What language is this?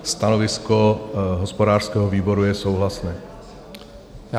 Czech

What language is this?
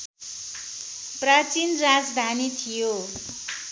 Nepali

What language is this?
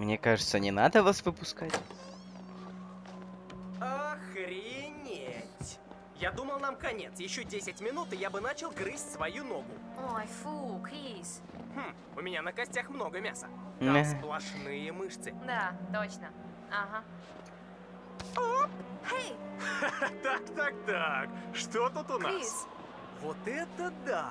Russian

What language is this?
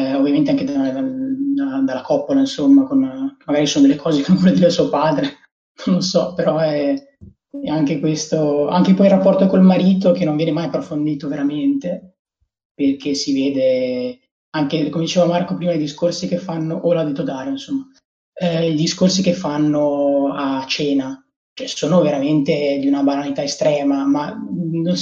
Italian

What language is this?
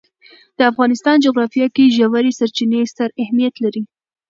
Pashto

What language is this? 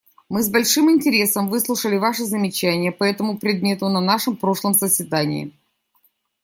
Russian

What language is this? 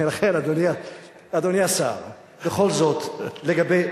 Hebrew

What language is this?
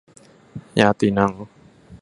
Thai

